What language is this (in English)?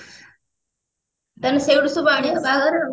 Odia